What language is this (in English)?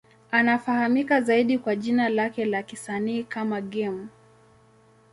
Swahili